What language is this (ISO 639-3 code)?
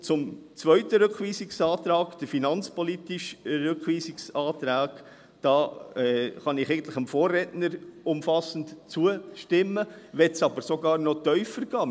gsw